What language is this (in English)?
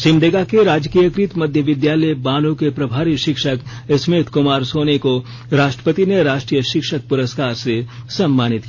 Hindi